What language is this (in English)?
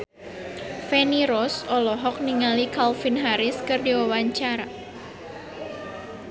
Sundanese